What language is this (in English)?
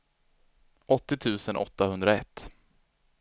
Swedish